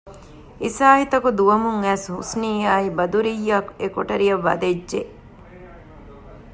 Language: Divehi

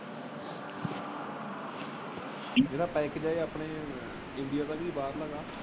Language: Punjabi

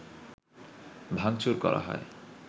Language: Bangla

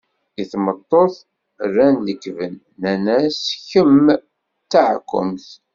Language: Kabyle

